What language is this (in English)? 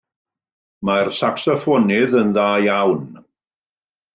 Welsh